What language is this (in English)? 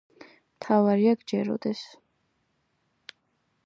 Georgian